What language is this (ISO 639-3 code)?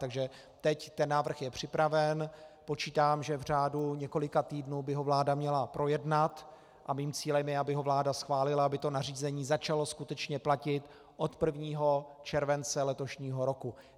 ces